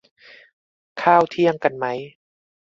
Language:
Thai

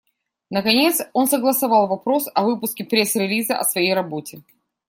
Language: Russian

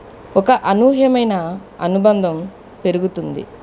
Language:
Telugu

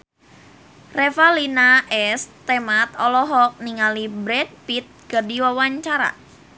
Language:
Sundanese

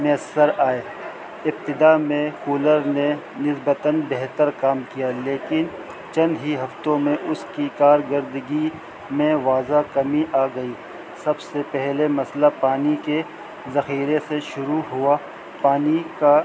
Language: Urdu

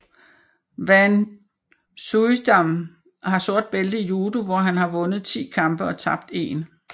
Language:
Danish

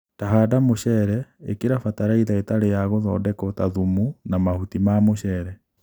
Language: Kikuyu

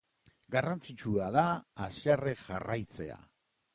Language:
Basque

